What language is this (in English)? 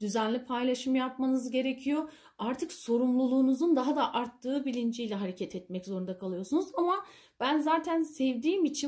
Turkish